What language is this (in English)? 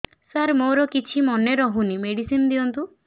Odia